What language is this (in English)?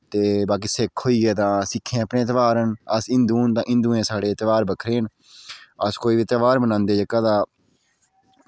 Dogri